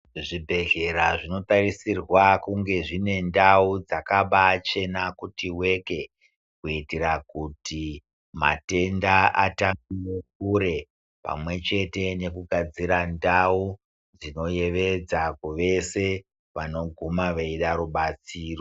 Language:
Ndau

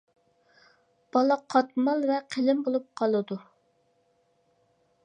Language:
Uyghur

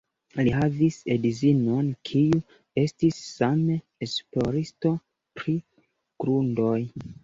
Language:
Esperanto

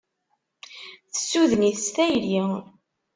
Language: Kabyle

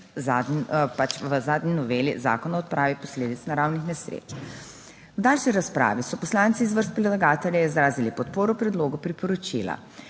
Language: Slovenian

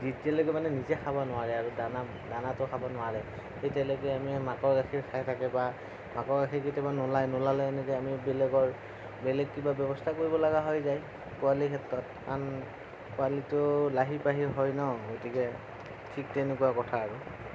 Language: Assamese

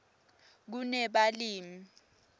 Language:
Swati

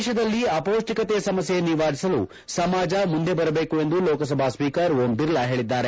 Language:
Kannada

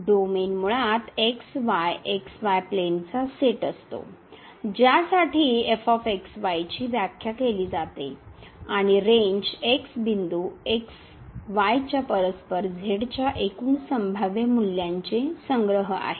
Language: Marathi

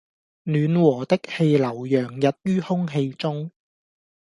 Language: Cantonese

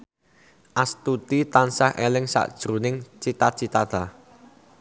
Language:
Javanese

